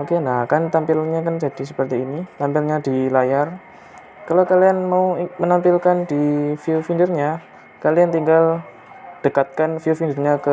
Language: Indonesian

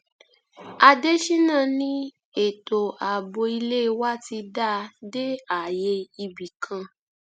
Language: Yoruba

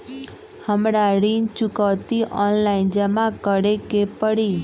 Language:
Magahi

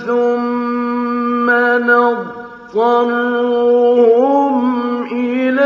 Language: Arabic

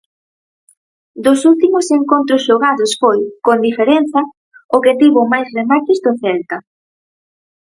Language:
Galician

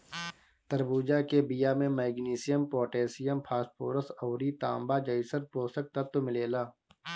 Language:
Bhojpuri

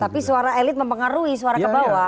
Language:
Indonesian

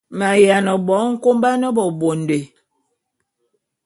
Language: Bulu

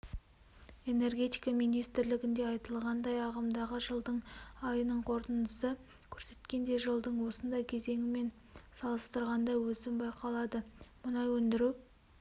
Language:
Kazakh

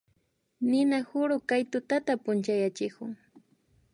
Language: Imbabura Highland Quichua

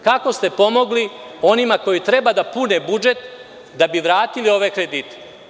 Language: Serbian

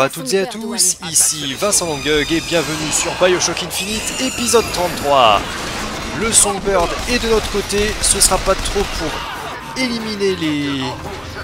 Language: French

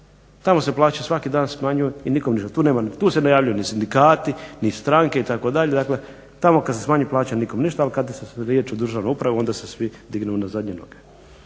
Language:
Croatian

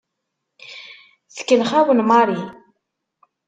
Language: Kabyle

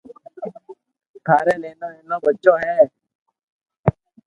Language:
Loarki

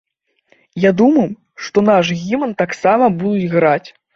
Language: Belarusian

